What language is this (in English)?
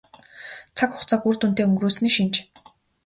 Mongolian